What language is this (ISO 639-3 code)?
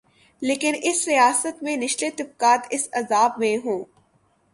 urd